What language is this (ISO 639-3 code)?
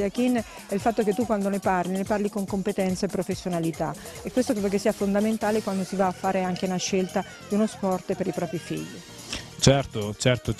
ita